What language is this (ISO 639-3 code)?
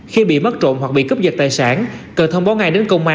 vie